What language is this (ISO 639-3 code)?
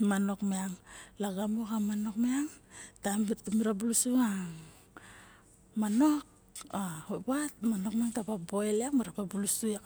bjk